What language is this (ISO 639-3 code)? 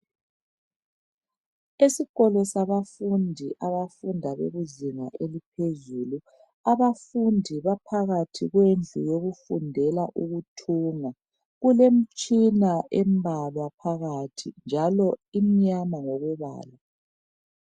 nde